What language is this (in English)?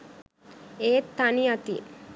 Sinhala